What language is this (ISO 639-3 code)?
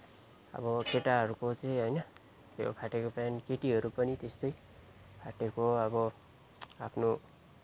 nep